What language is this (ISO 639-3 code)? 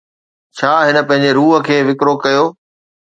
snd